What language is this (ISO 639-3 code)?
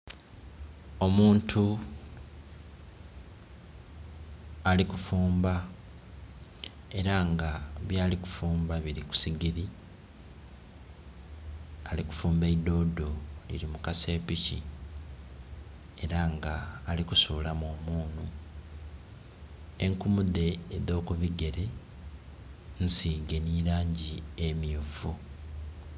xog